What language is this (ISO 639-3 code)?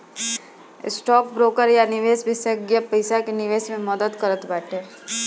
bho